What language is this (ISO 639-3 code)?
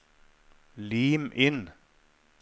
nor